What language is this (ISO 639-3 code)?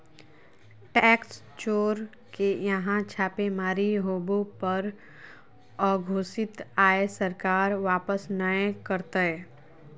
mag